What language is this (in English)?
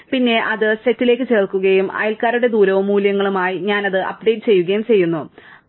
Malayalam